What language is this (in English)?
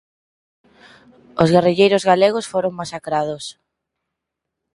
Galician